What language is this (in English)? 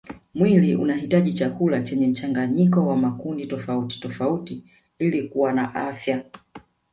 Swahili